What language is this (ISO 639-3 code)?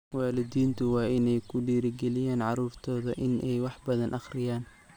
som